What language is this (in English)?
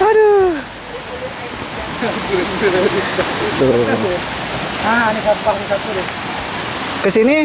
Indonesian